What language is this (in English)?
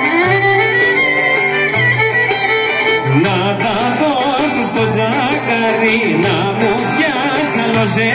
Greek